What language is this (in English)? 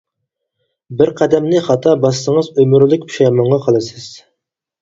Uyghur